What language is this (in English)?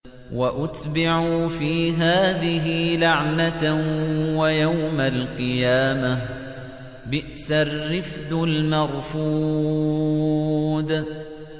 Arabic